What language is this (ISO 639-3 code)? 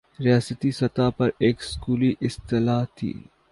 urd